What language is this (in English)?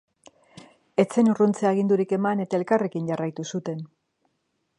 Basque